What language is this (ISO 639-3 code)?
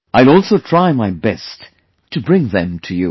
eng